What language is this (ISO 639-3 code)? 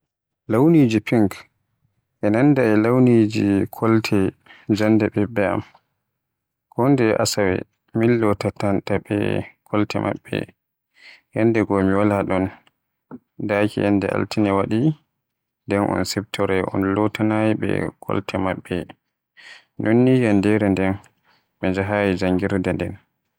fuh